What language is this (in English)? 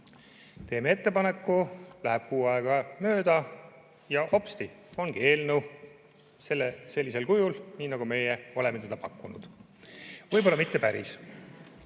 Estonian